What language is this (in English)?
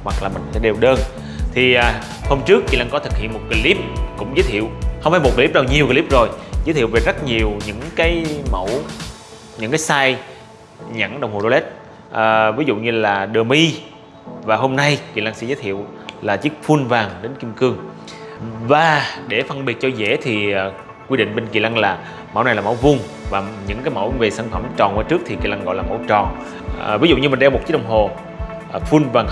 Vietnamese